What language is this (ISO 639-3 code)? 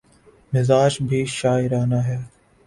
urd